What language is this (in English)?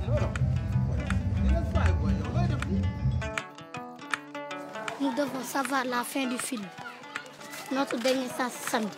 Bulgarian